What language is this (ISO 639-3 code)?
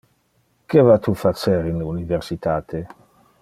ina